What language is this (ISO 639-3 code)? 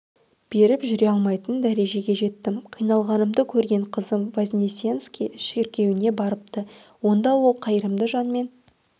kaz